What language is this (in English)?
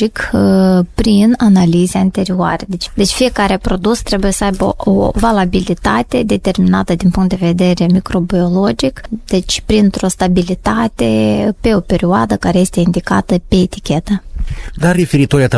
Romanian